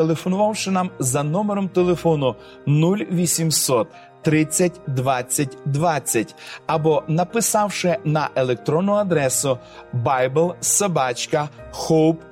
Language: Ukrainian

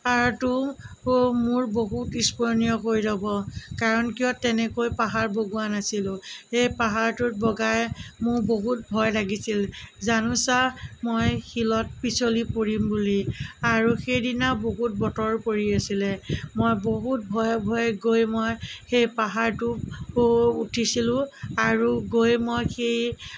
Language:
Assamese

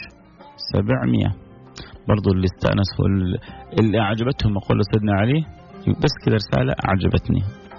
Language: Arabic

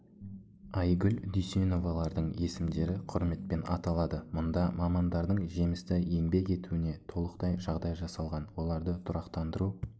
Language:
Kazakh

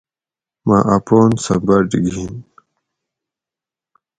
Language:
Gawri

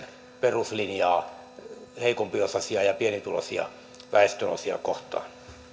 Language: Finnish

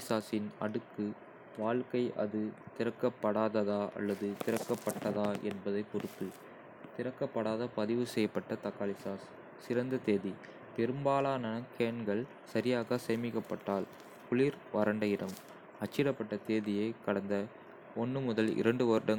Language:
Kota (India)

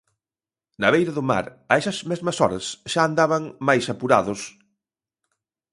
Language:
Galician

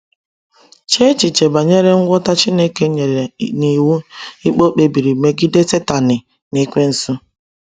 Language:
Igbo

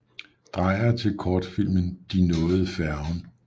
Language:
Danish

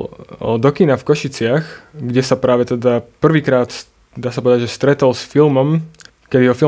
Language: Slovak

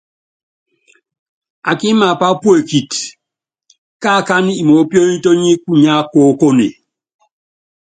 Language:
Yangben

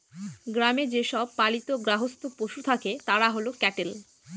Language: Bangla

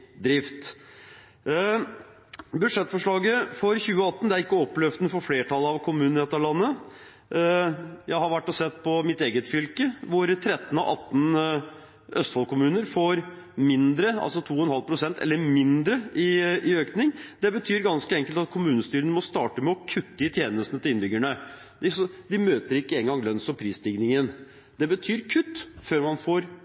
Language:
Norwegian Bokmål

